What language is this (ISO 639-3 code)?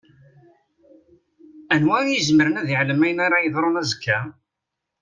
kab